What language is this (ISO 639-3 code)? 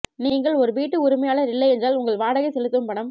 tam